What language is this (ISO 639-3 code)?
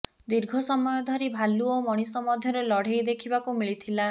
ori